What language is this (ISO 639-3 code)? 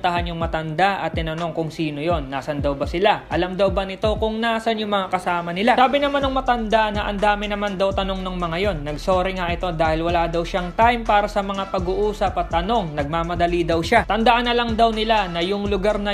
fil